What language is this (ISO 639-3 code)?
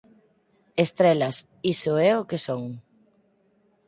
glg